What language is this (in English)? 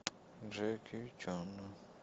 Russian